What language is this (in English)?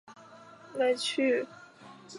Chinese